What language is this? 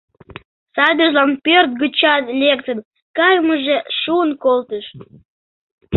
Mari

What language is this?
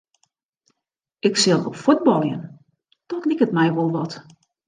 Western Frisian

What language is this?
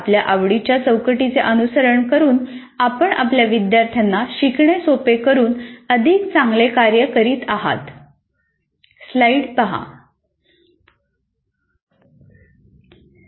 Marathi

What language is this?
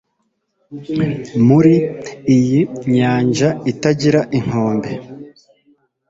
Kinyarwanda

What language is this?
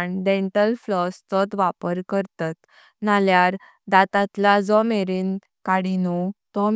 Konkani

